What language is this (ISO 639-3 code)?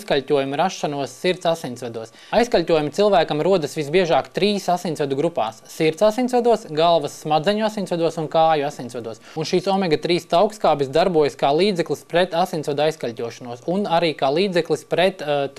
lav